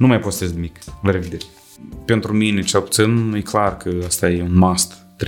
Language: Romanian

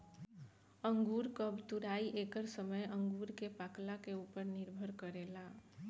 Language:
Bhojpuri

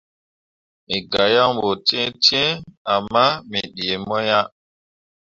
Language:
Mundang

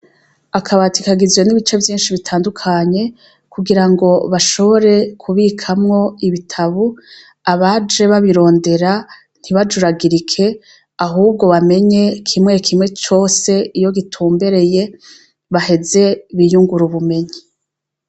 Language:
Rundi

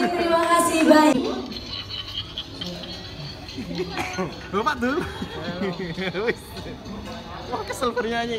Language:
Indonesian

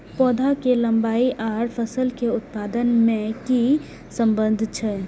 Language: Maithili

